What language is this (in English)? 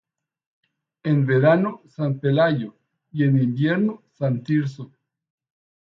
Spanish